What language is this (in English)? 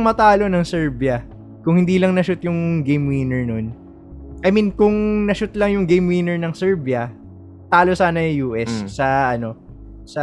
Filipino